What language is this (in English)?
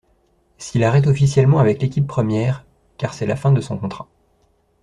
French